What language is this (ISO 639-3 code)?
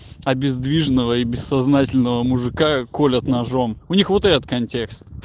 rus